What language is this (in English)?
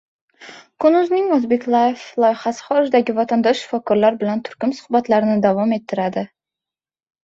Uzbek